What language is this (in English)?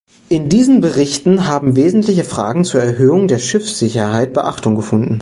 German